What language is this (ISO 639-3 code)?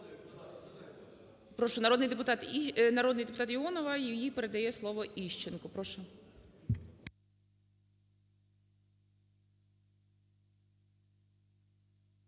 ukr